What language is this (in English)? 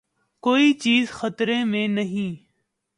Urdu